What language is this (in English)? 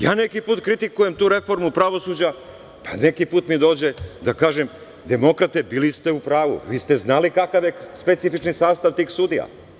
Serbian